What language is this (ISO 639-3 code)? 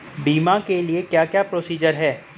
hin